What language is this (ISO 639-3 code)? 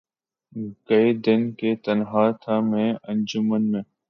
urd